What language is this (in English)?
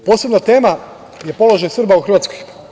Serbian